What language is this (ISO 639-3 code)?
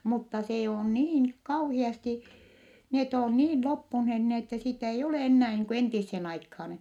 fin